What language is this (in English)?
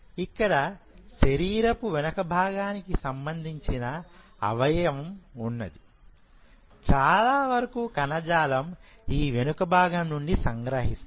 Telugu